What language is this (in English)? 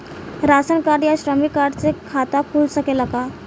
Bhojpuri